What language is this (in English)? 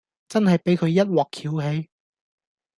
Cantonese